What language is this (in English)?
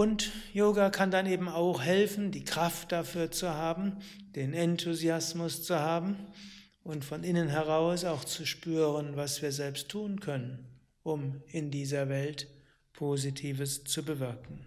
German